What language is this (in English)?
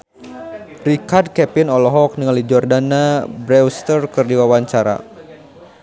Sundanese